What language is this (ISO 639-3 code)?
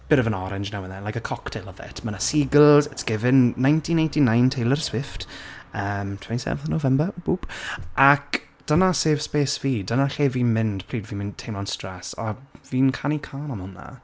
cym